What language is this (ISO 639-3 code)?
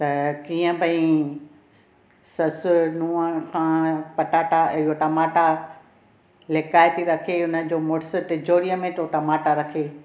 snd